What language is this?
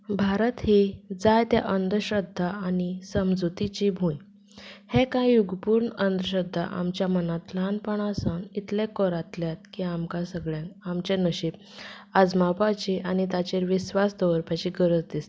Konkani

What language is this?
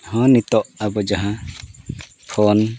Santali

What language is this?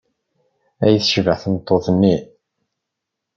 Kabyle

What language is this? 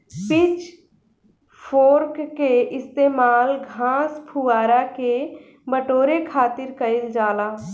Bhojpuri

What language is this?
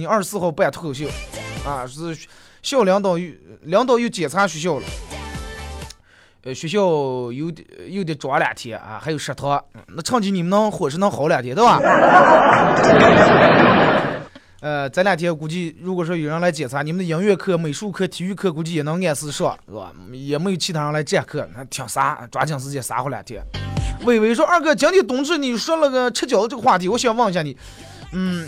Chinese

